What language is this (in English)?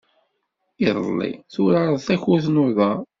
Kabyle